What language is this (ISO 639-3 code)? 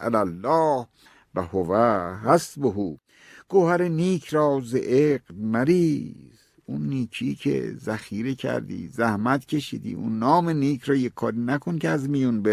fas